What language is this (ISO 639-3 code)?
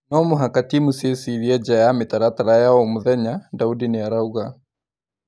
kik